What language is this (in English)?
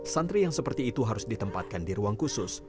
Indonesian